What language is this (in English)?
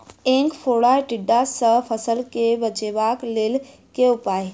Maithili